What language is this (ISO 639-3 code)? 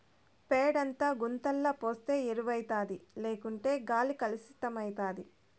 tel